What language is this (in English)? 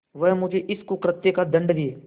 Hindi